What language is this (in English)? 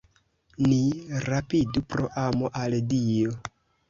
Esperanto